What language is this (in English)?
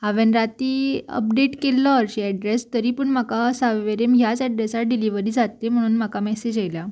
Konkani